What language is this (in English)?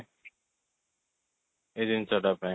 Odia